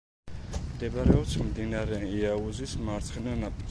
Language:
Georgian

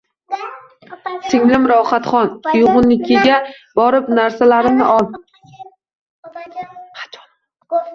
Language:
Uzbek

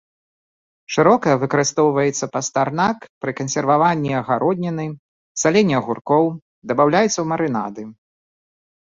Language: Belarusian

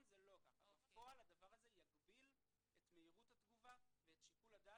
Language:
Hebrew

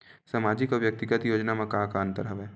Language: Chhattisgarhi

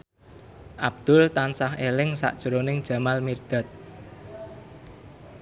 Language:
Javanese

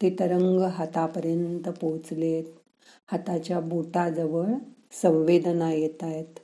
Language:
Marathi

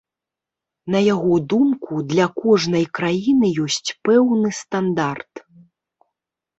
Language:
Belarusian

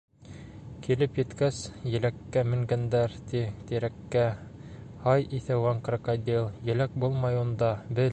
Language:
Bashkir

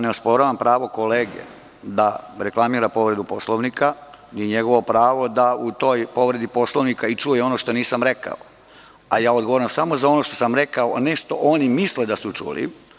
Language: Serbian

